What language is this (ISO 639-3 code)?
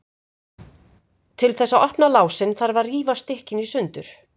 isl